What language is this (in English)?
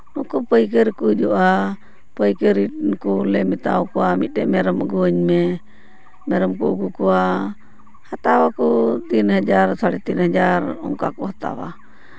Santali